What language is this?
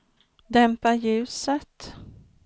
Swedish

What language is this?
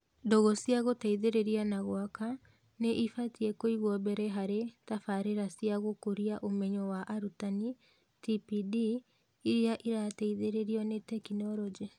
Kikuyu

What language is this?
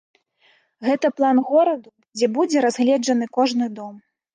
Belarusian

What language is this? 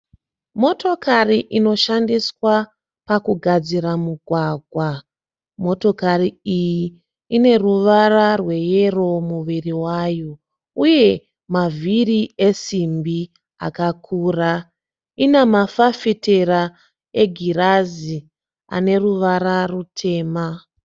Shona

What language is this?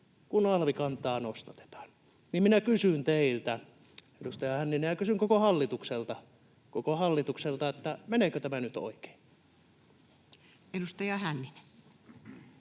Finnish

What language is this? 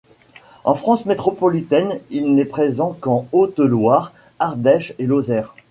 French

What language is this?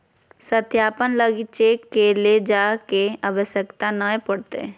Magahi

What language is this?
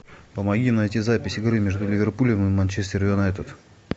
Russian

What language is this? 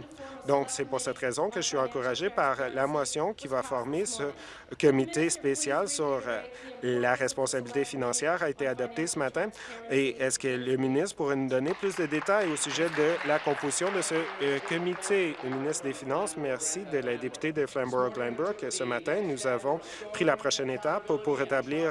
French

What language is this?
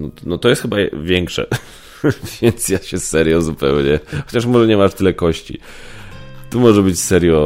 Polish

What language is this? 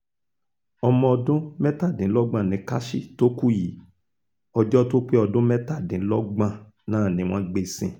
Yoruba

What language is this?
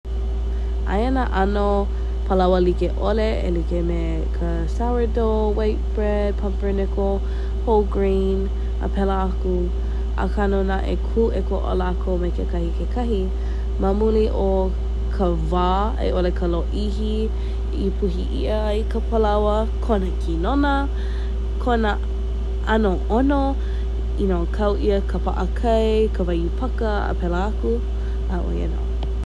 Hawaiian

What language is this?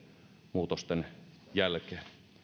Finnish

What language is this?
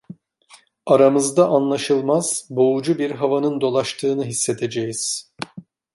Turkish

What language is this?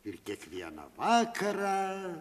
Lithuanian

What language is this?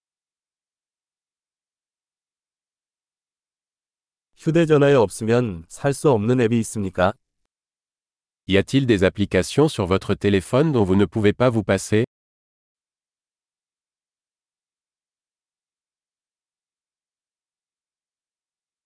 Korean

